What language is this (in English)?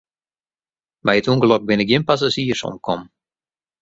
Western Frisian